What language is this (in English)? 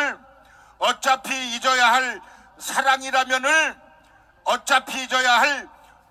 Korean